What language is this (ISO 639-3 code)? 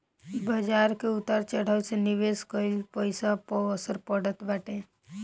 bho